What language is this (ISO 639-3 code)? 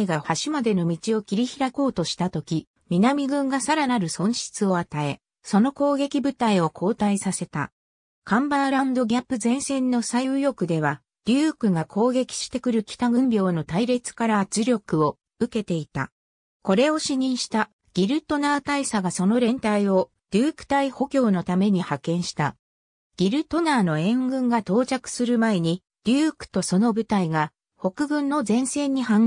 jpn